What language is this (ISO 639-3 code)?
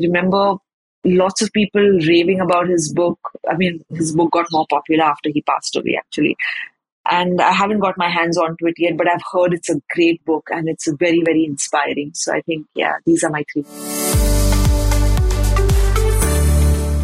eng